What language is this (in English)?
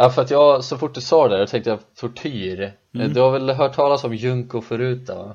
Swedish